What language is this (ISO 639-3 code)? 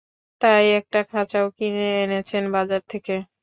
ben